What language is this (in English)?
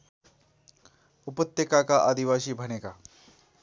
Nepali